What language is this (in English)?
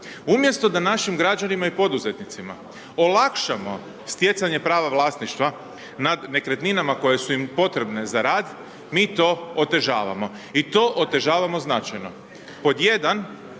Croatian